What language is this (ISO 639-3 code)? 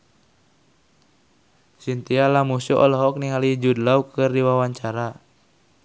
sun